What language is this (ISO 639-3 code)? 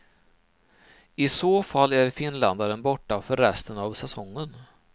swe